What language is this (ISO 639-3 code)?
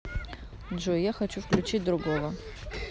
rus